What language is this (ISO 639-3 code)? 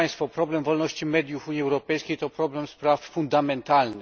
pol